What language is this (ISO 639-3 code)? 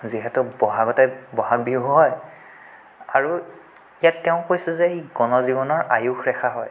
asm